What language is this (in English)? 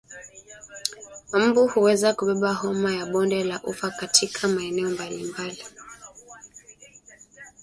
Swahili